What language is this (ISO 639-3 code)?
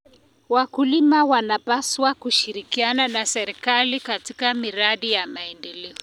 kln